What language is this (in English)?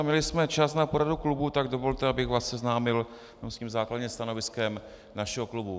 Czech